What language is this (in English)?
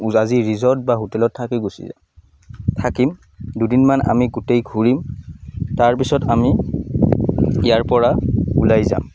Assamese